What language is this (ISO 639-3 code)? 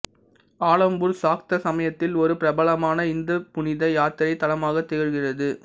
tam